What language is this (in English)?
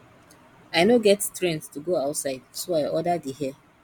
Nigerian Pidgin